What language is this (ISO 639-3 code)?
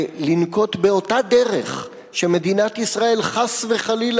heb